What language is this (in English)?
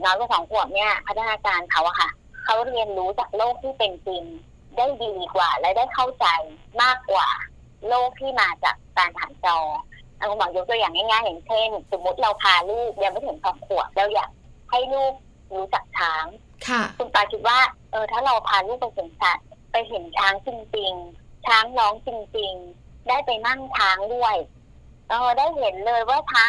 Thai